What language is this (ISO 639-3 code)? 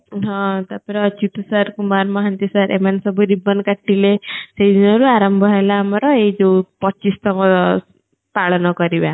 ori